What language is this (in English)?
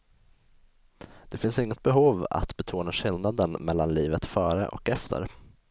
Swedish